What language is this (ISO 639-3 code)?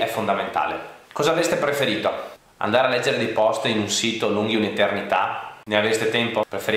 ita